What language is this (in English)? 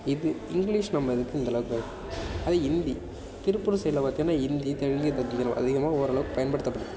Tamil